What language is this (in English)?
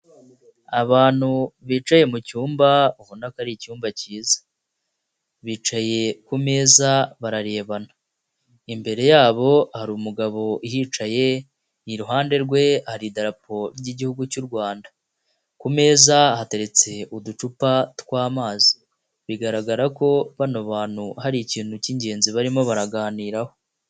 Kinyarwanda